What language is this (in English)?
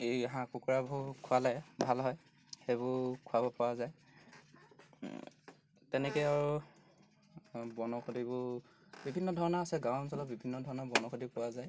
Assamese